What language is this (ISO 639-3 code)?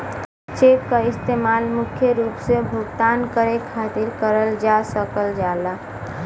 bho